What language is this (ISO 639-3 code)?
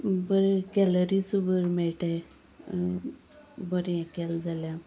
kok